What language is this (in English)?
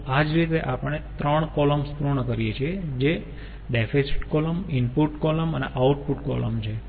Gujarati